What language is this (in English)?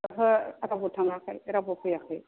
Bodo